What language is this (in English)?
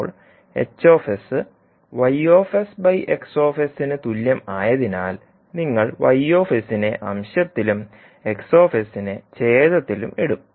Malayalam